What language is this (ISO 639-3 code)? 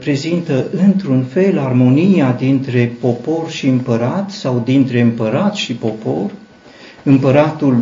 ron